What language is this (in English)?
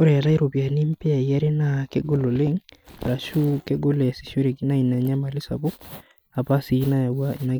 Masai